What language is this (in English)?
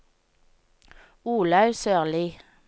Norwegian